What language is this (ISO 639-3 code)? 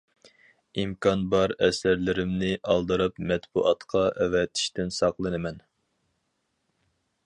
uig